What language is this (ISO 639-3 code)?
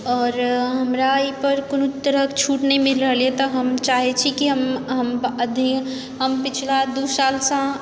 mai